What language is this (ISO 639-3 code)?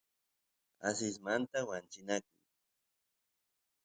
qus